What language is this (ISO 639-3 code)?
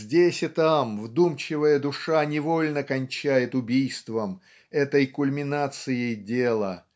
rus